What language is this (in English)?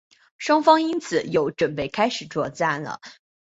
Chinese